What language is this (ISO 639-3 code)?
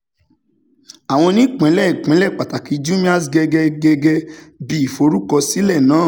yor